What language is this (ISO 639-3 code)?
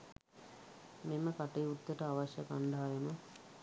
sin